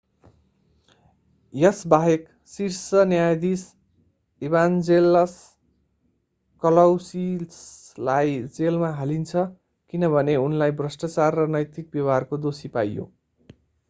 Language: Nepali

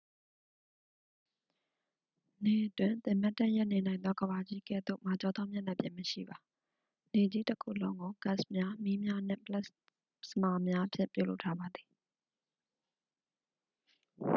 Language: Burmese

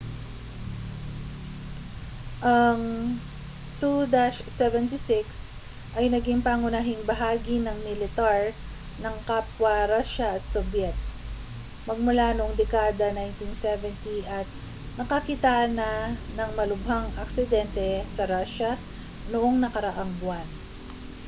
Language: Filipino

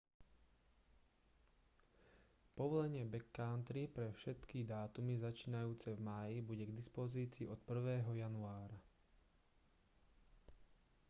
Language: Slovak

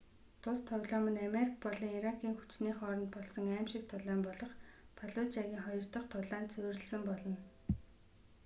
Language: Mongolian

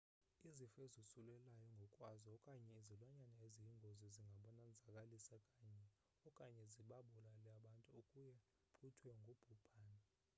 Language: Xhosa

